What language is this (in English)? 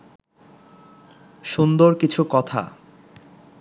Bangla